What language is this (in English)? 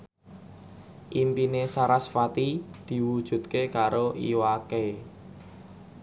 Javanese